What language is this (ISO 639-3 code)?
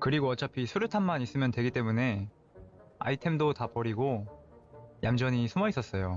kor